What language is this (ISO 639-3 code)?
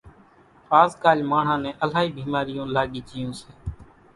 gjk